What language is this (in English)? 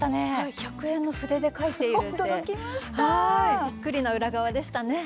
Japanese